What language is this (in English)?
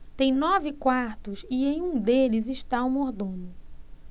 Portuguese